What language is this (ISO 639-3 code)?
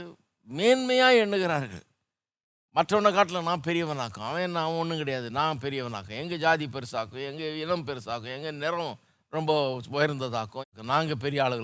tam